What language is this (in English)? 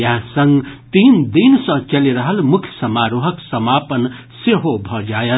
Maithili